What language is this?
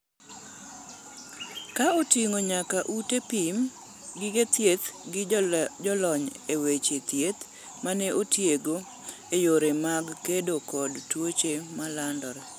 Luo (Kenya and Tanzania)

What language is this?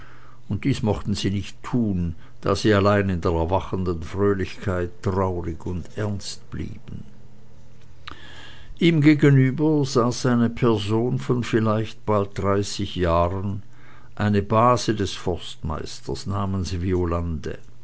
German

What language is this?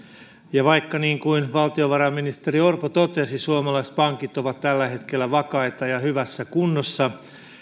Finnish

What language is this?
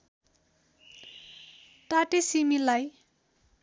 Nepali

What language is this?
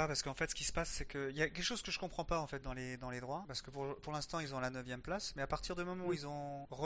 French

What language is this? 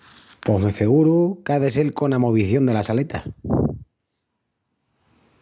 Extremaduran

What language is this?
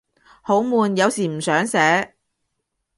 Cantonese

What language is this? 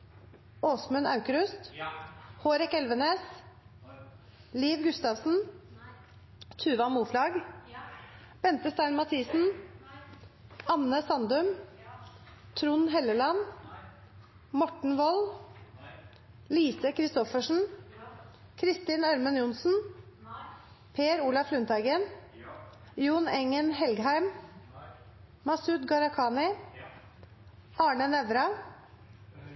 Norwegian Nynorsk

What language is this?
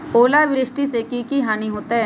Magahi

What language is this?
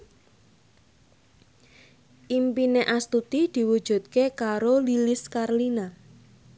Javanese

